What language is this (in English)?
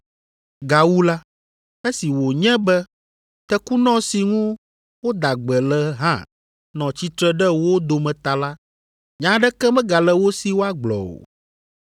Ewe